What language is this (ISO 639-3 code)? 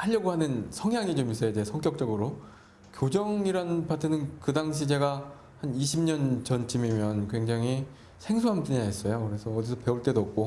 kor